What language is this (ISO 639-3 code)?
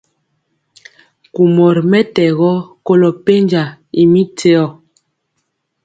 mcx